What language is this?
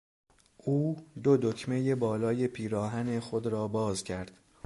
Persian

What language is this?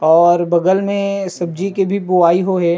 Chhattisgarhi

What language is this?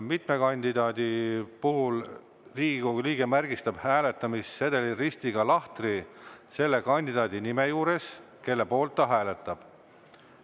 Estonian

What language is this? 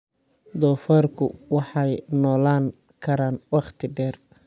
Somali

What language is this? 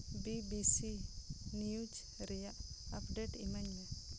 Santali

